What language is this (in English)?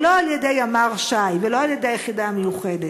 Hebrew